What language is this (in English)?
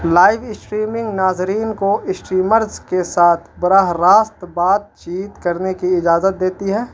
Urdu